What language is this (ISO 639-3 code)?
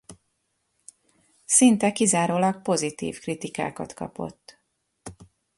hun